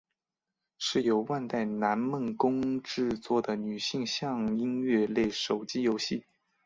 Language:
Chinese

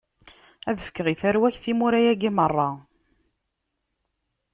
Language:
Kabyle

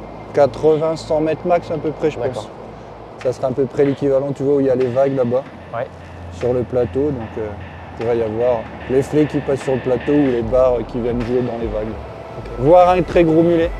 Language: French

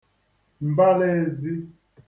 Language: Igbo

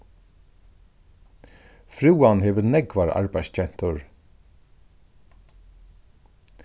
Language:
Faroese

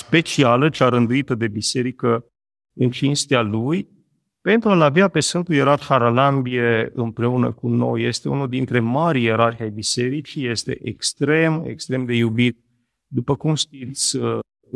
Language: Romanian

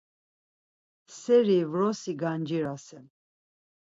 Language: Laz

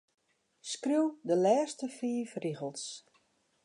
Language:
Western Frisian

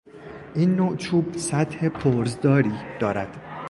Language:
Persian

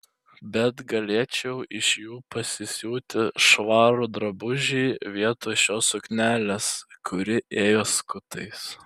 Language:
Lithuanian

